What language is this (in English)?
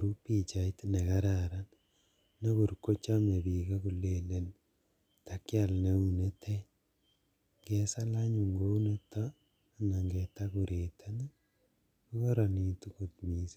Kalenjin